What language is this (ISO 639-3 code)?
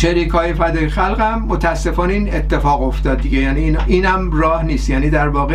fas